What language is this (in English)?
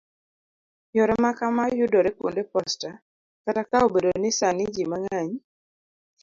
Luo (Kenya and Tanzania)